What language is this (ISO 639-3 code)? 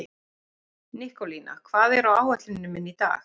isl